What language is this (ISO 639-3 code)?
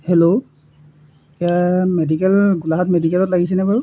asm